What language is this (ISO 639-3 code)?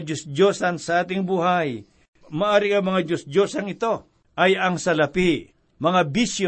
fil